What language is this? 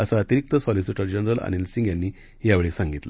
Marathi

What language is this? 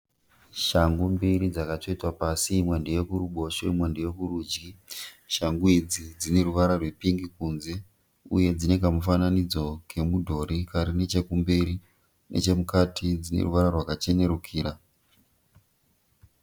Shona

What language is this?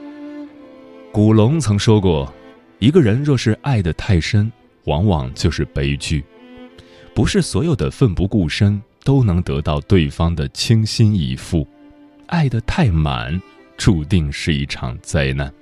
Chinese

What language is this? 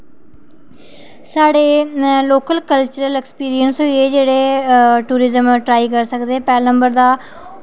Dogri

